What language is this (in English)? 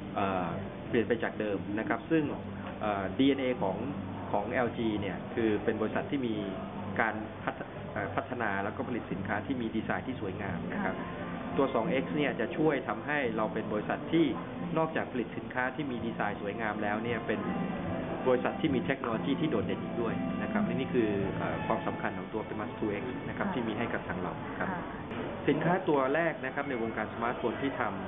Thai